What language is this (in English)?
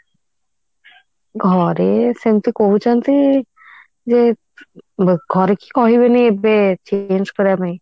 Odia